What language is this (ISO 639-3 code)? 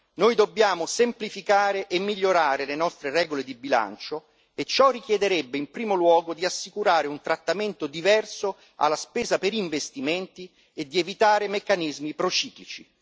ita